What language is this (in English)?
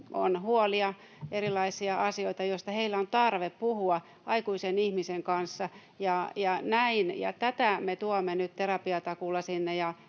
Finnish